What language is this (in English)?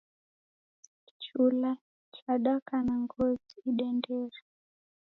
Taita